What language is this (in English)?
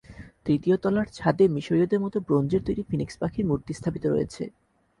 Bangla